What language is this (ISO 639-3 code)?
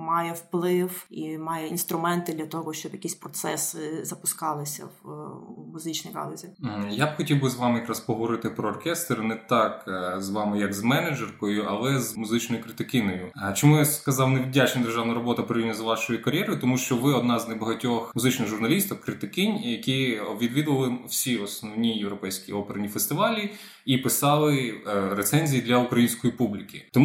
ukr